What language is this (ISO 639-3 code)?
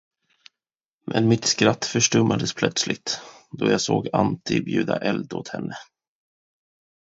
swe